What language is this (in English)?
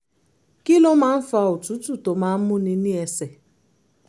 Yoruba